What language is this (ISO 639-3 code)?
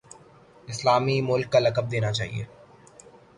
urd